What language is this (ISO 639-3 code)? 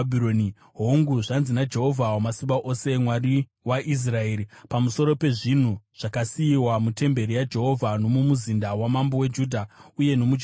sna